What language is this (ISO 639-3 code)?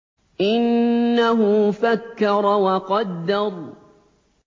ara